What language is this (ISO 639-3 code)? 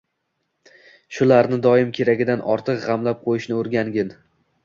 uzb